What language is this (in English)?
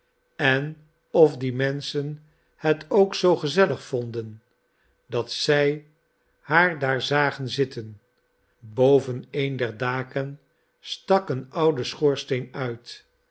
Dutch